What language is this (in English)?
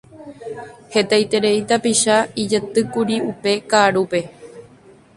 Guarani